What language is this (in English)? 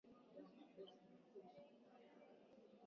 Swahili